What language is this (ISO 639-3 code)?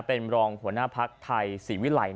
tha